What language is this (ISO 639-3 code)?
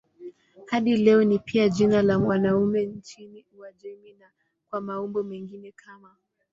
swa